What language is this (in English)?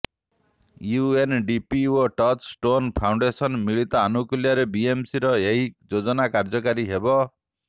Odia